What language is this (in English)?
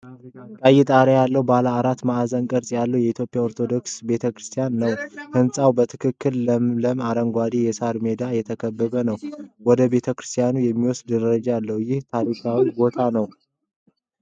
Amharic